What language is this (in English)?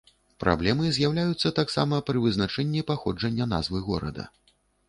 Belarusian